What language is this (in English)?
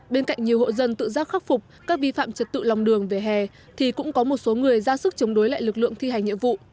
Vietnamese